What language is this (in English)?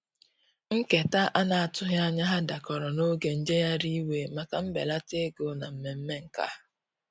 Igbo